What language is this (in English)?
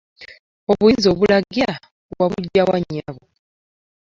Ganda